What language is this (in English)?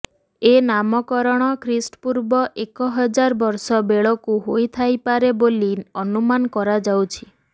Odia